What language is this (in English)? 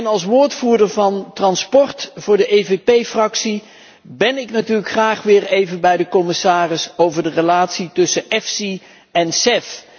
Dutch